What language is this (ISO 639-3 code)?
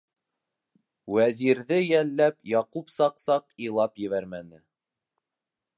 bak